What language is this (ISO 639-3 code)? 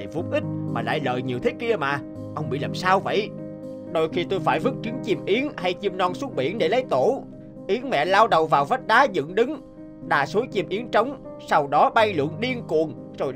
vie